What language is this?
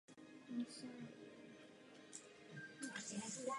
Czech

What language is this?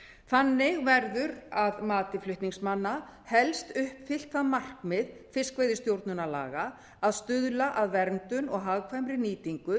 Icelandic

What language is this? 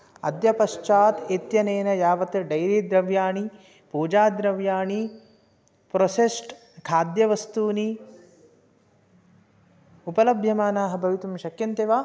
Sanskrit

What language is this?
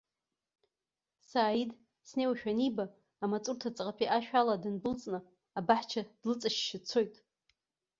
Abkhazian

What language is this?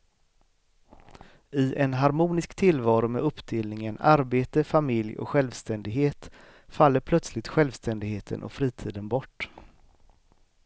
Swedish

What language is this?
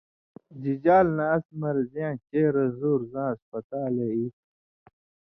Indus Kohistani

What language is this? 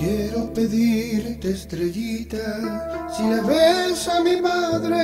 Romanian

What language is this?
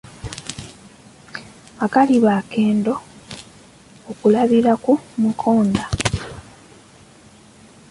Ganda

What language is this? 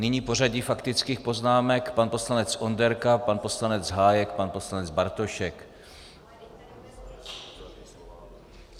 Czech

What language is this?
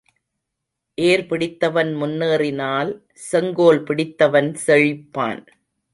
Tamil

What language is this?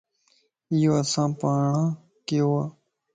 Lasi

